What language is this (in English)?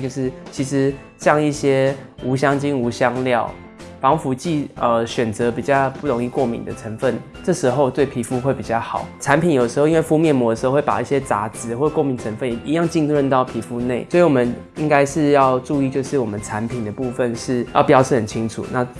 Chinese